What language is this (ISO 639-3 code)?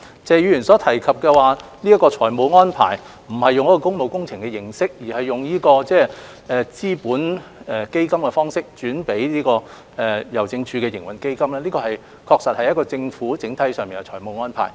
yue